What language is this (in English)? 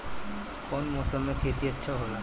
Bhojpuri